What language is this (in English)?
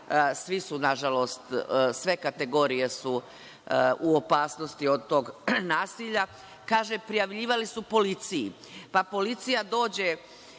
Serbian